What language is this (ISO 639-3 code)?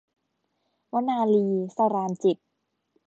tha